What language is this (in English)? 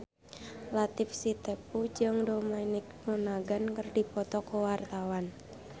Sundanese